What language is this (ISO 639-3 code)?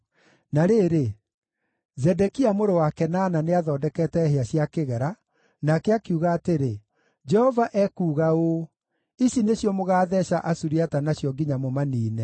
kik